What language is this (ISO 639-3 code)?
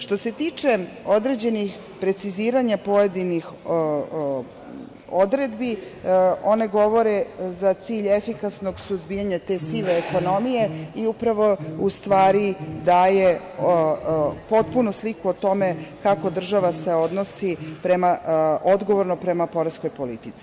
srp